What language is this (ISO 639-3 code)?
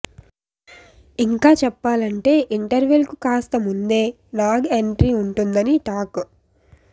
tel